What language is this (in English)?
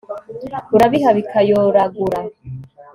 Kinyarwanda